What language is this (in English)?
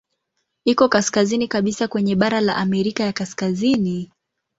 Swahili